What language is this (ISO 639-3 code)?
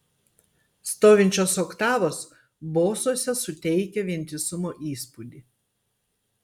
lit